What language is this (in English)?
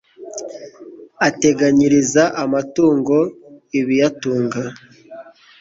Kinyarwanda